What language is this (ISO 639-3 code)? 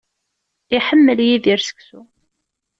kab